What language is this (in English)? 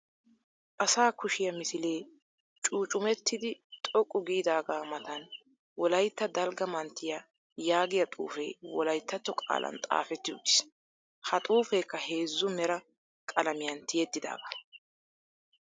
Wolaytta